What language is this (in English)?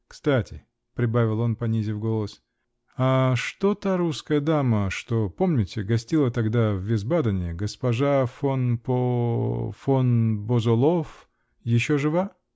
Russian